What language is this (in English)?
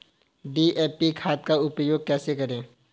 Hindi